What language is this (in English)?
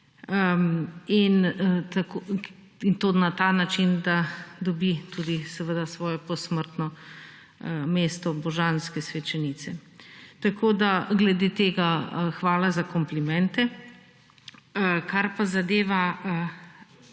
Slovenian